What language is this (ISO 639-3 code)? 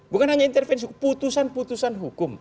ind